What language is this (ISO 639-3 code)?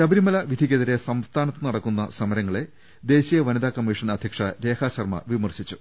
mal